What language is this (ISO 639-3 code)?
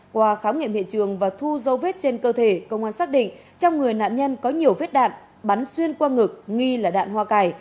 vie